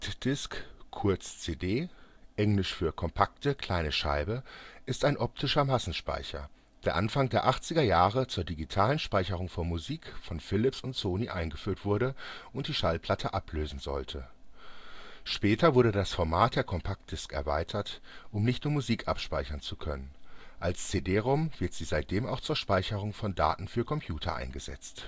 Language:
German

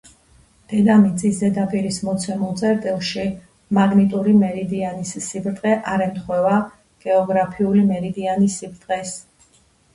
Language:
Georgian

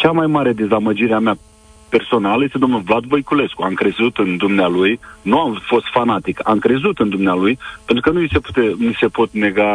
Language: Romanian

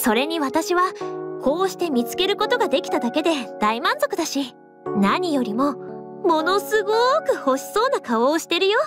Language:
Japanese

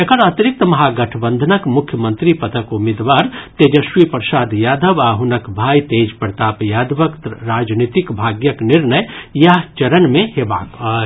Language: Maithili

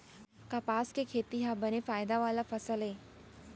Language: Chhattisgarhi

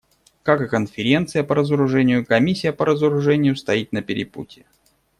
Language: Russian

